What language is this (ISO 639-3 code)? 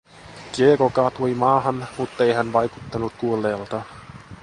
fin